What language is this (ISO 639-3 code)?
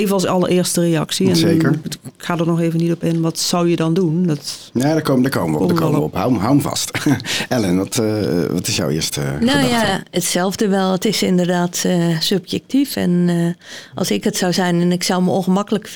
nld